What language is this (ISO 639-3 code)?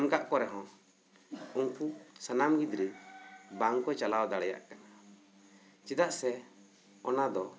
sat